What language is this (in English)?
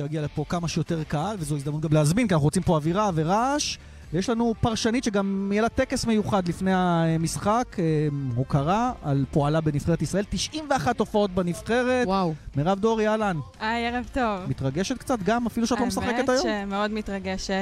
Hebrew